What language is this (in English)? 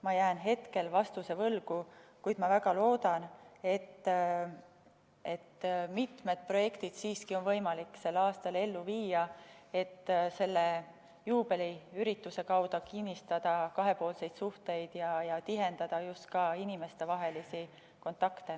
Estonian